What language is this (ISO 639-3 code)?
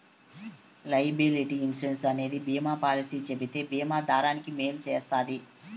tel